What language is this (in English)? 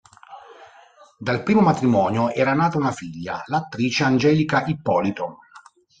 Italian